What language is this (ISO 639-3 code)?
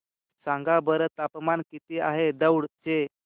mar